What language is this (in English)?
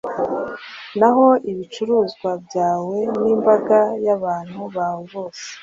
Kinyarwanda